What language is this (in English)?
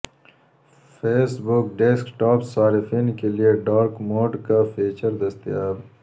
Urdu